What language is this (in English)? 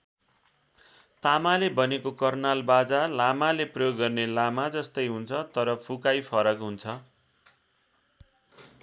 Nepali